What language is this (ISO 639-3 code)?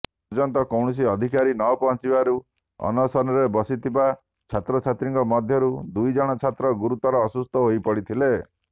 ori